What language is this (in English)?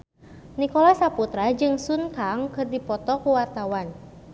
Sundanese